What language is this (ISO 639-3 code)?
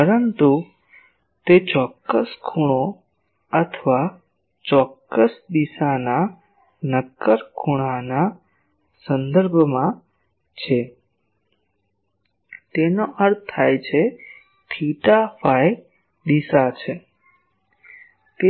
guj